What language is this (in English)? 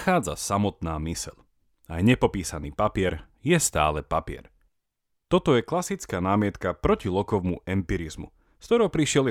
Slovak